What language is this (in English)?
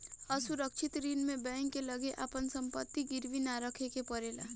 Bhojpuri